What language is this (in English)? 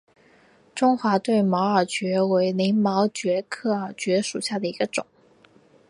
Chinese